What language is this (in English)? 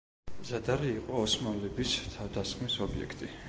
Georgian